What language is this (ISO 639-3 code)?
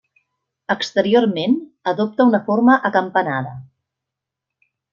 cat